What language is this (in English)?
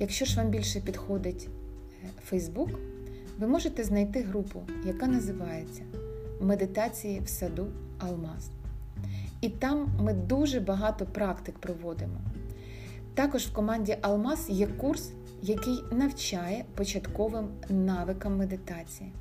Ukrainian